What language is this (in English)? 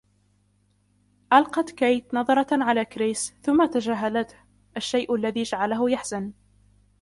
Arabic